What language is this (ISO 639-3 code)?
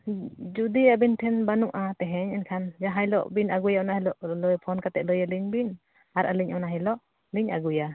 sat